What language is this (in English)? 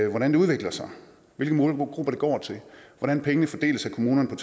Danish